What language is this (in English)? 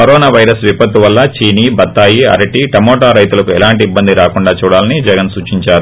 Telugu